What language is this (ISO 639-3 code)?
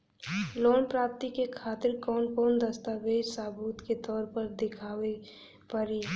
bho